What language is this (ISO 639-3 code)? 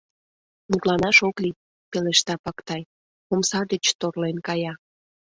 chm